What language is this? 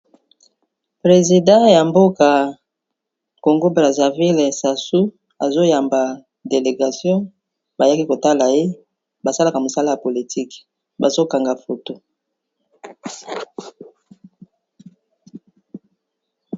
Lingala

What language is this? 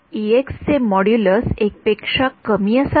Marathi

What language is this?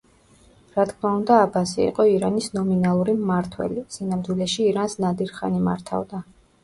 Georgian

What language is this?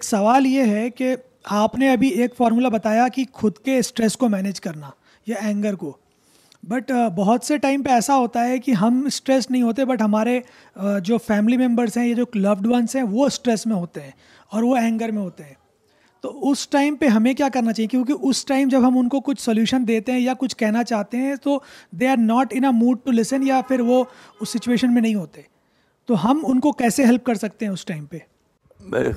Urdu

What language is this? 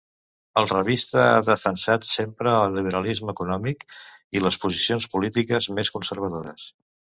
Catalan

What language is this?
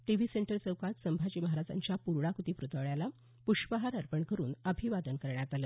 Marathi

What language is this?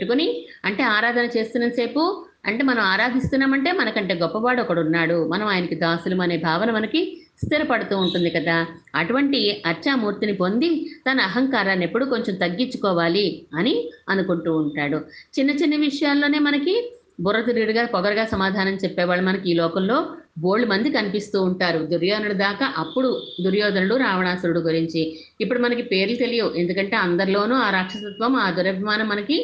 Telugu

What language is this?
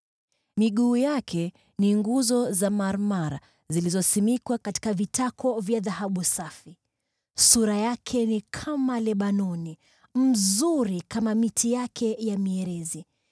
Swahili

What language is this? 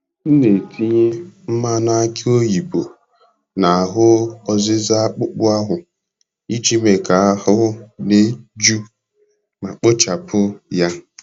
Igbo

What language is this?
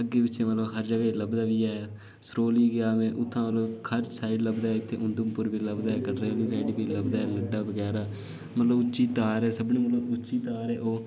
Dogri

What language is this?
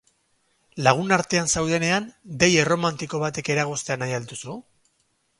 Basque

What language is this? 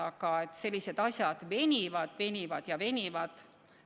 Estonian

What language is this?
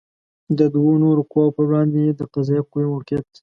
Pashto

